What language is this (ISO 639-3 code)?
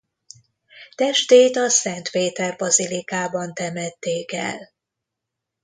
hun